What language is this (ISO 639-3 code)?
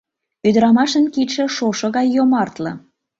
chm